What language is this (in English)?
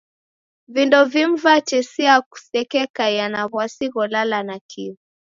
Taita